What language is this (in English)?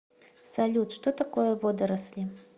Russian